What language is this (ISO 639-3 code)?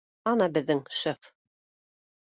bak